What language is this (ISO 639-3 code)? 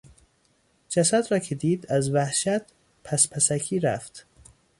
fas